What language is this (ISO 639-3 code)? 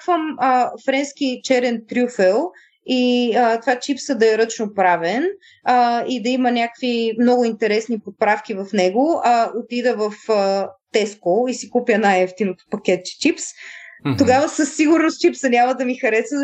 bul